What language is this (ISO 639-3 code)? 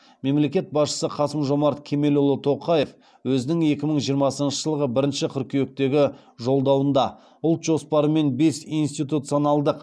kaz